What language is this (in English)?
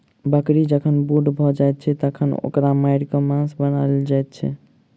Maithili